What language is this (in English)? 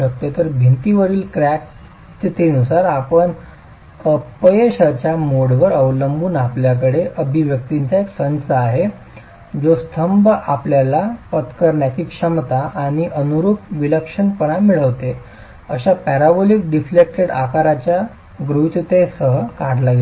Marathi